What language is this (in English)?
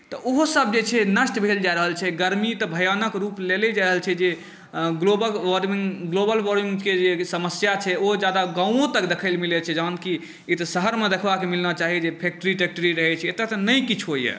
Maithili